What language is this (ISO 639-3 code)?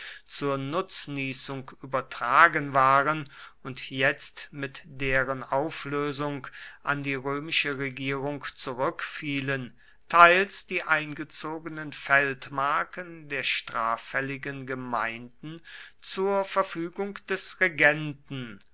deu